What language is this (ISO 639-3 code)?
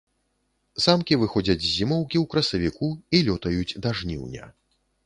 bel